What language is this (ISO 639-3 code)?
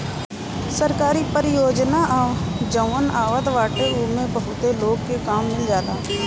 bho